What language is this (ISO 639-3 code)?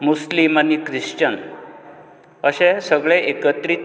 kok